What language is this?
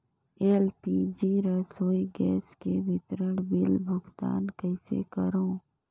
Chhattisgarhi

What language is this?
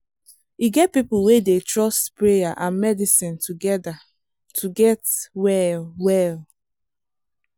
Nigerian Pidgin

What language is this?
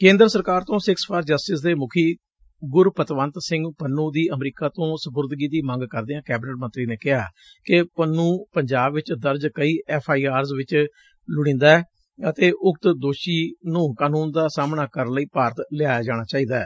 Punjabi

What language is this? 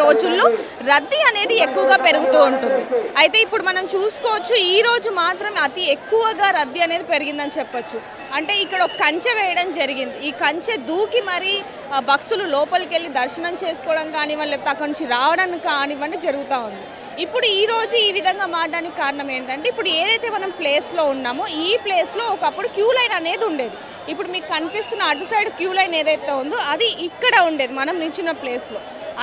Telugu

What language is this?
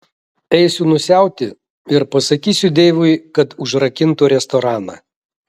Lithuanian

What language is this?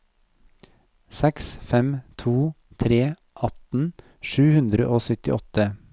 Norwegian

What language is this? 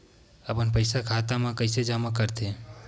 Chhattisgarhi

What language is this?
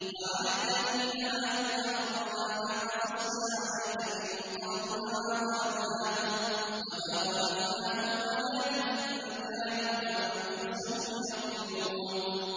Arabic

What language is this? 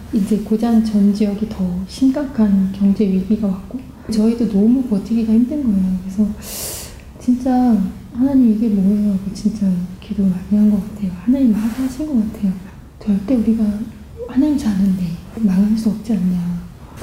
Korean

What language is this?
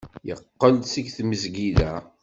Kabyle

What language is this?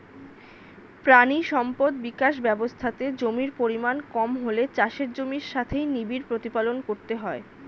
Bangla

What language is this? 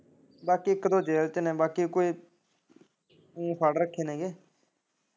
Punjabi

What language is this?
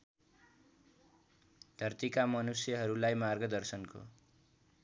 Nepali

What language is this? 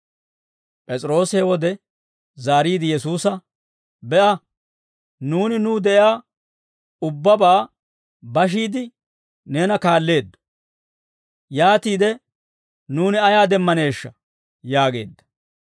Dawro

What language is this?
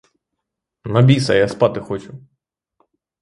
Ukrainian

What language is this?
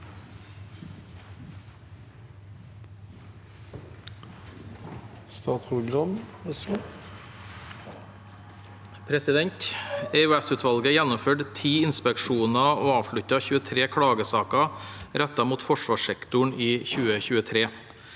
Norwegian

